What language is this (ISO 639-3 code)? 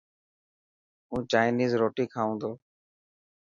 mki